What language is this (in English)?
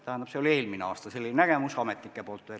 Estonian